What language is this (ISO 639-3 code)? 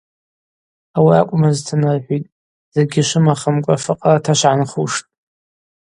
abq